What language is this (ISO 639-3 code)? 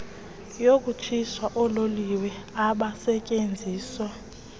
xho